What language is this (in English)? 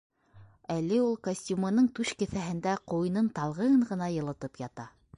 Bashkir